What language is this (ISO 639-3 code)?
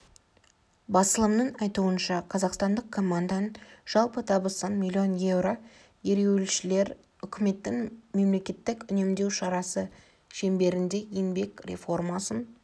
kaz